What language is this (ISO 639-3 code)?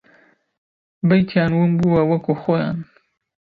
ckb